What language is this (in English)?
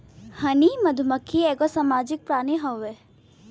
Bhojpuri